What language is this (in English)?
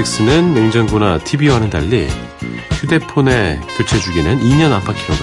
Korean